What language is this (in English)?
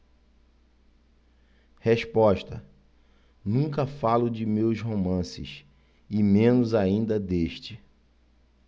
Portuguese